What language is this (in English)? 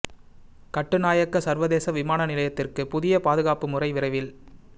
Tamil